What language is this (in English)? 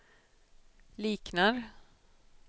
Swedish